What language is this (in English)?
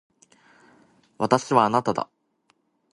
Japanese